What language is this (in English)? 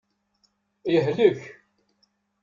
Kabyle